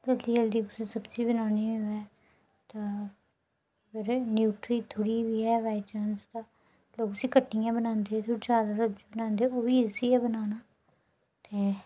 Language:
Dogri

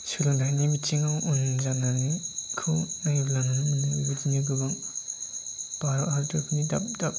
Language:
Bodo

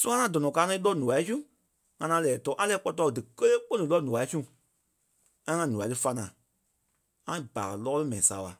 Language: Kpelle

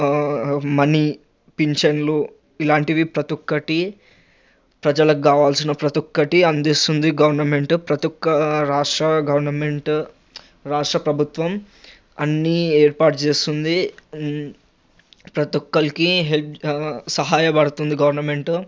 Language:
Telugu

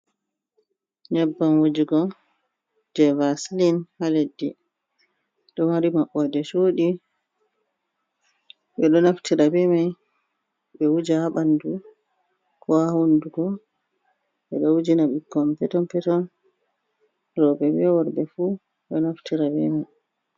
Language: Fula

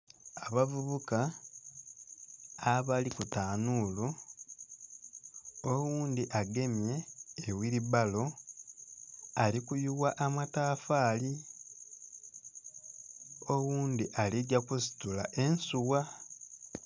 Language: Soga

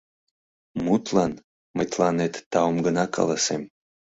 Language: Mari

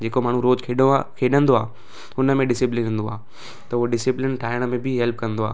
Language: Sindhi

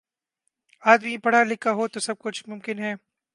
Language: Urdu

